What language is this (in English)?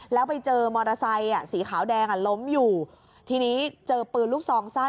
Thai